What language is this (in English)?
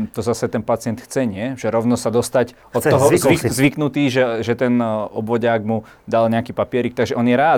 Slovak